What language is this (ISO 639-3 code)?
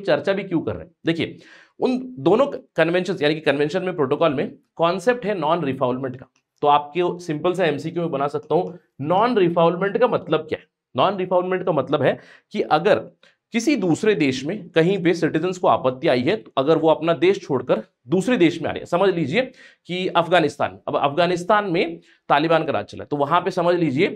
hin